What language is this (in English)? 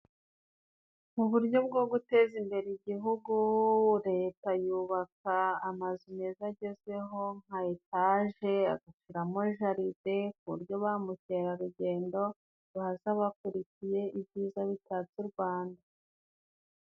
Kinyarwanda